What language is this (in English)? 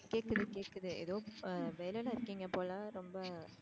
Tamil